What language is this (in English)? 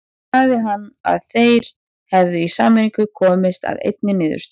Icelandic